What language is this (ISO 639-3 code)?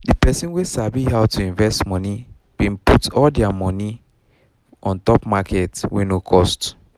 pcm